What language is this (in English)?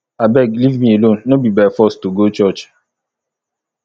Nigerian Pidgin